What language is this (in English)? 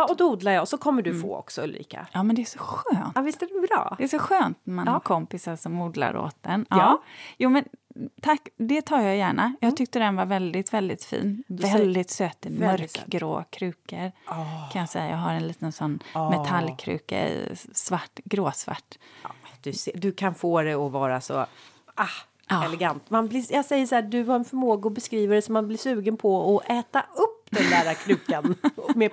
Swedish